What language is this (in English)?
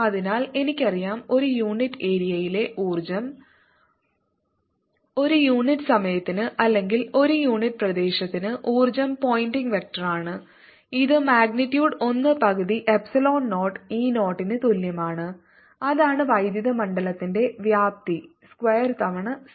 Malayalam